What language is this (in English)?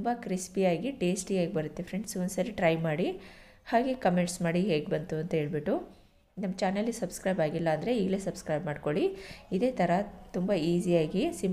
Hindi